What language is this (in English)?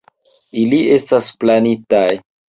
Esperanto